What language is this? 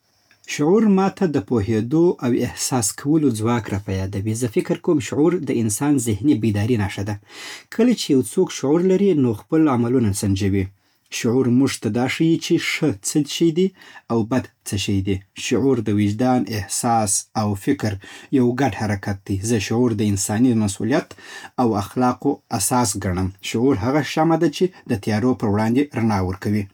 Southern Pashto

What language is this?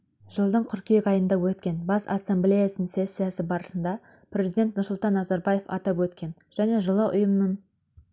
Kazakh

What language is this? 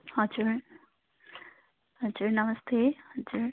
Nepali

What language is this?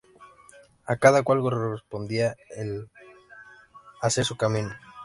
Spanish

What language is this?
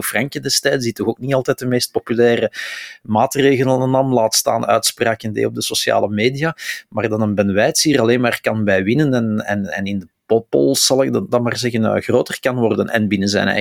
Dutch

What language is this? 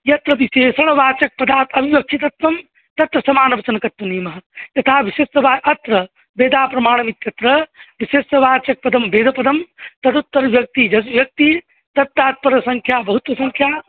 Sanskrit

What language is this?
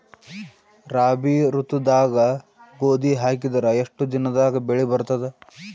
Kannada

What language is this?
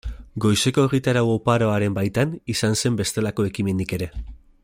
Basque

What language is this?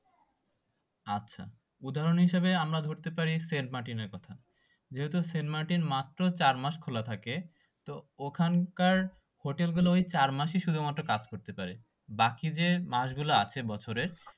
Bangla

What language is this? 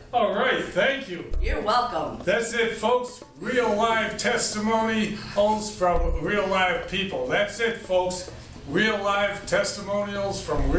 English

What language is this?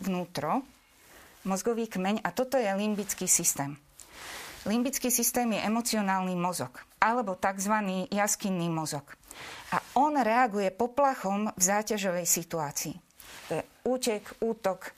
Slovak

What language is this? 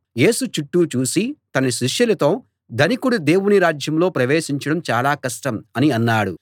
Telugu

